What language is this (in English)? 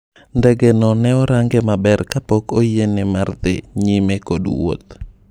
Luo (Kenya and Tanzania)